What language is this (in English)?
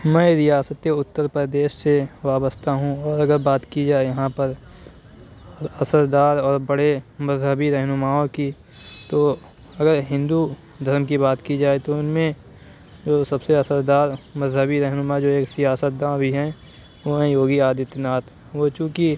Urdu